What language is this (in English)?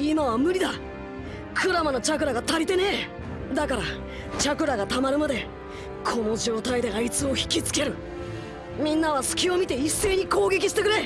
Japanese